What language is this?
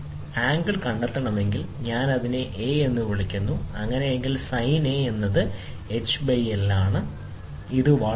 Malayalam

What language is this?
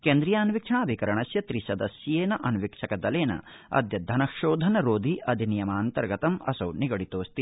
Sanskrit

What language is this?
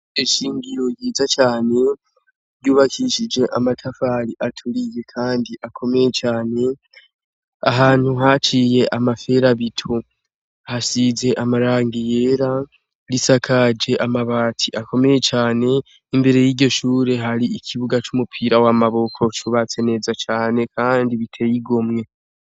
Rundi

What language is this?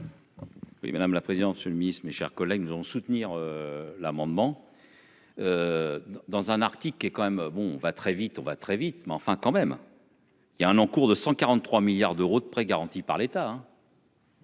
French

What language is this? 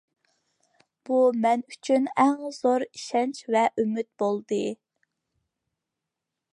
Uyghur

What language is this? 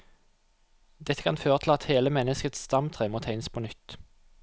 Norwegian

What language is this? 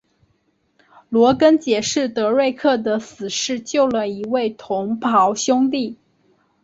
Chinese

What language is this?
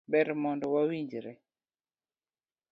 Luo (Kenya and Tanzania)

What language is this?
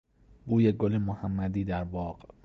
Persian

